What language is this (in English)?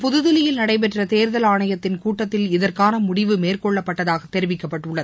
Tamil